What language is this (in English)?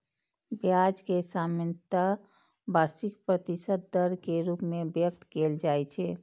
Maithili